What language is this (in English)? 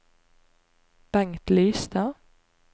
Norwegian